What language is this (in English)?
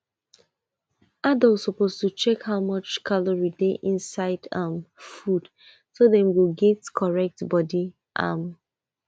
Nigerian Pidgin